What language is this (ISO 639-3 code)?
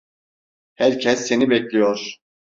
tur